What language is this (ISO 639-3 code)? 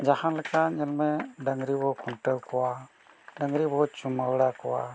sat